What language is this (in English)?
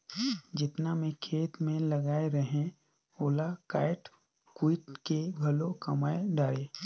Chhattisgarhi